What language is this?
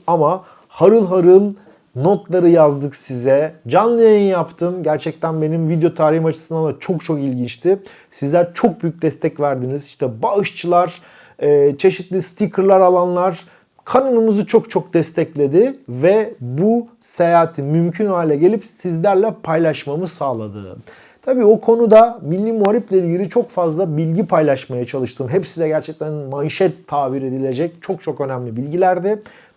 Turkish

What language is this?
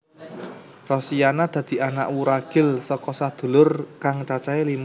Javanese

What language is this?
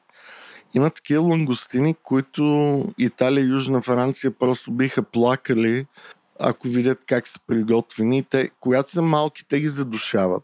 Bulgarian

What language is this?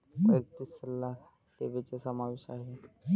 Marathi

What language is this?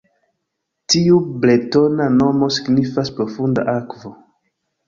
Esperanto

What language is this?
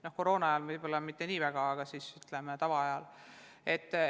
Estonian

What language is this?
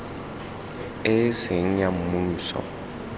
Tswana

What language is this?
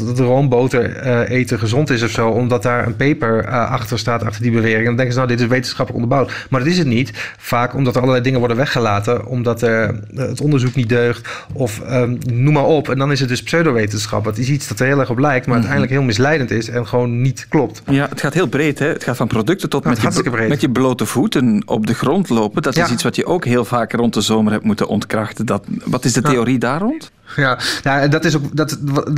Dutch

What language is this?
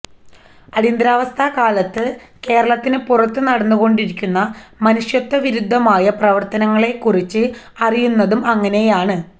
Malayalam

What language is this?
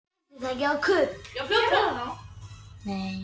Icelandic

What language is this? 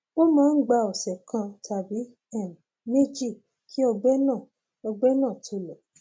Yoruba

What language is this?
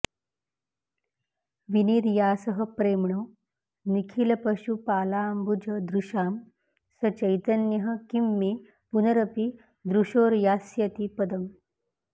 Sanskrit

